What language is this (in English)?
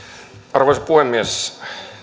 Finnish